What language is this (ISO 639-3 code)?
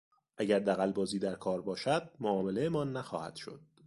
fas